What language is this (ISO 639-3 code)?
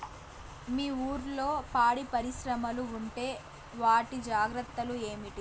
tel